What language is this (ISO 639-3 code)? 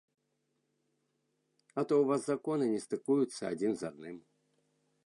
bel